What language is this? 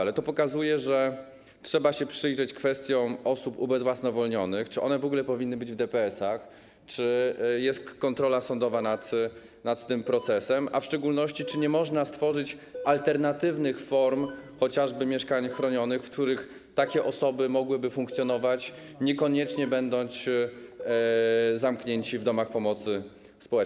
Polish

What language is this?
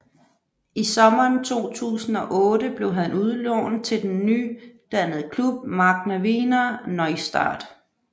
Danish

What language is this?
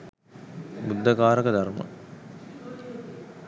Sinhala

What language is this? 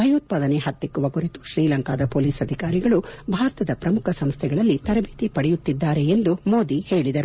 Kannada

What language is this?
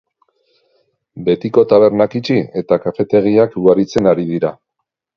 Basque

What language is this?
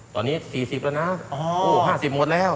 Thai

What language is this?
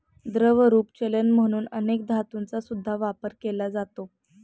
Marathi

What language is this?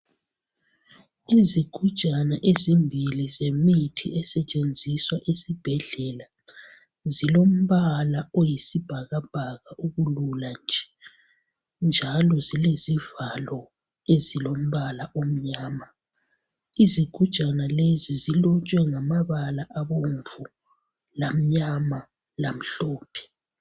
North Ndebele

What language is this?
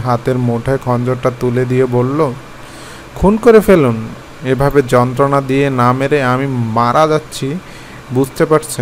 Hindi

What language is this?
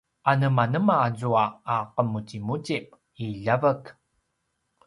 Paiwan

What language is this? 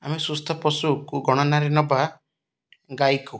Odia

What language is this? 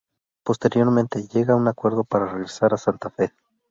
Spanish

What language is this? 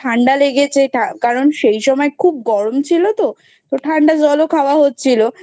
Bangla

